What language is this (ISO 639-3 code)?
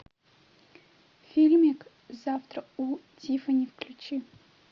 rus